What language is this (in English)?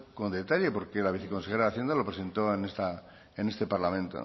Spanish